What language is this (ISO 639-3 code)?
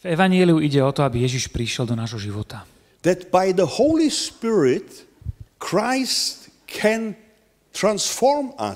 slk